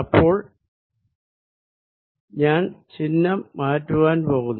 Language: Malayalam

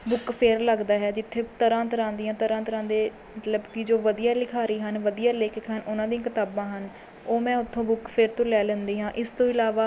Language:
Punjabi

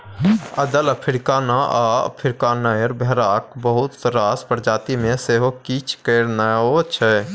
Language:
Maithili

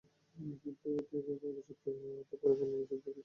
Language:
Bangla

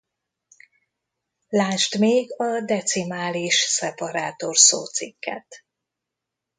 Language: Hungarian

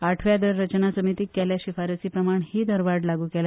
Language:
Konkani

